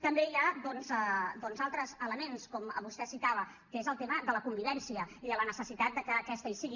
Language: Catalan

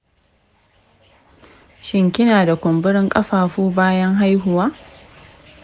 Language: Hausa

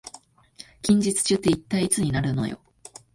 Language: Japanese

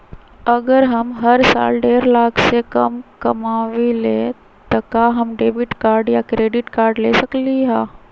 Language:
Magahi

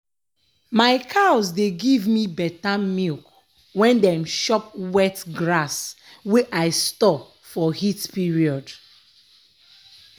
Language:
Nigerian Pidgin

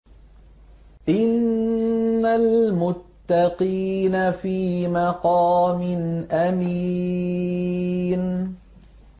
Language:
Arabic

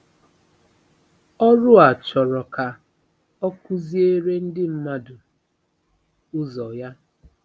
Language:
Igbo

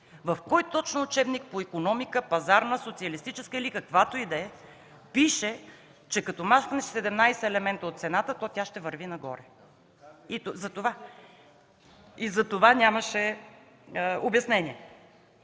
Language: Bulgarian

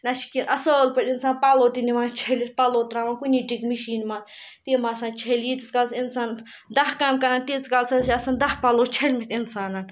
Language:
Kashmiri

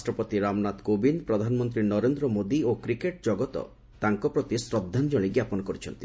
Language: Odia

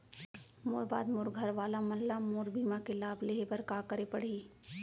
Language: Chhattisgarhi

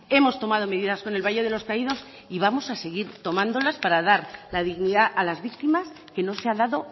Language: Spanish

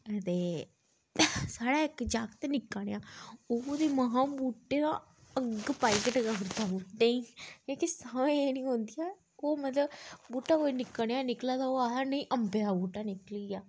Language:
Dogri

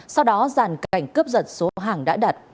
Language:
Vietnamese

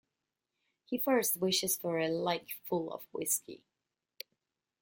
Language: English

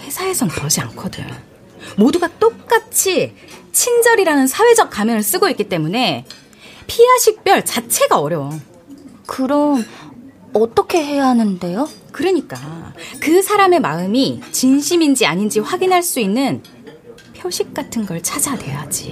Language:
Korean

